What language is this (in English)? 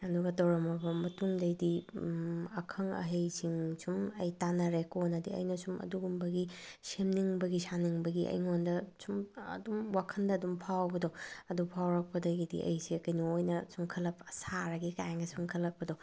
Manipuri